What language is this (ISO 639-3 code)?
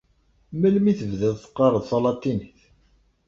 kab